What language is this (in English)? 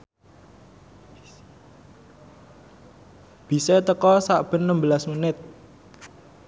Javanese